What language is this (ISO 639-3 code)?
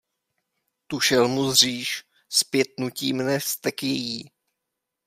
ces